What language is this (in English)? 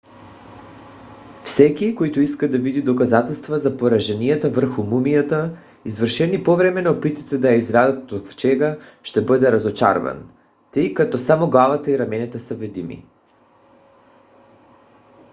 Bulgarian